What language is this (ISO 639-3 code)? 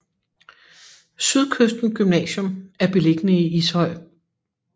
dan